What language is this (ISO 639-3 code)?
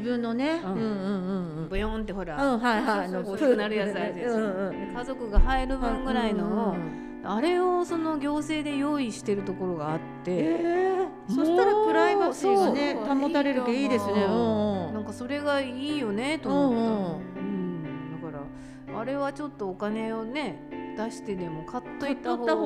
jpn